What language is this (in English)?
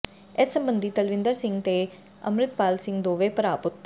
Punjabi